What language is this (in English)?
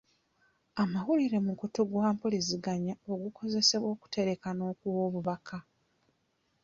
Ganda